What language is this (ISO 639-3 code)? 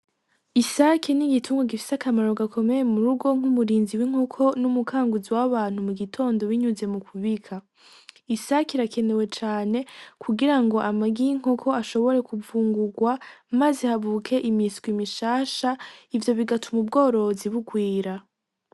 run